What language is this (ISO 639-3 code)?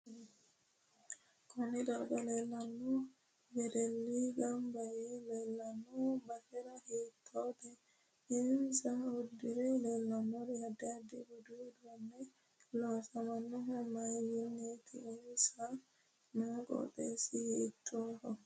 sid